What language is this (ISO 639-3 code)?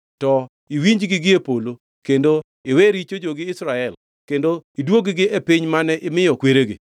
luo